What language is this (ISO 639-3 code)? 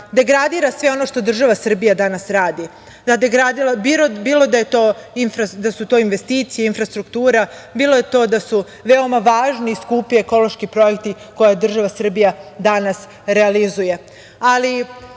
srp